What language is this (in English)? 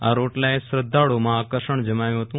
Gujarati